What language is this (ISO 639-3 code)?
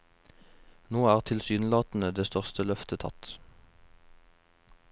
nor